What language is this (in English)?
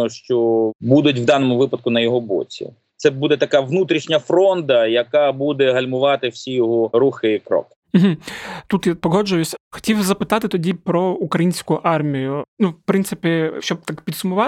Ukrainian